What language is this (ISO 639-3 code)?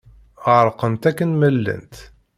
kab